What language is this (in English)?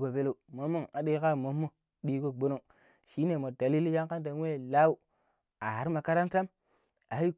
Pero